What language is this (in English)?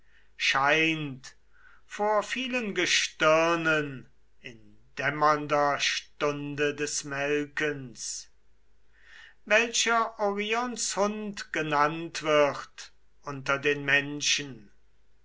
German